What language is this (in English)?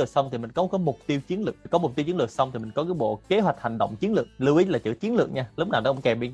Vietnamese